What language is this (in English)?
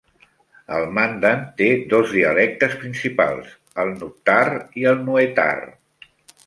Catalan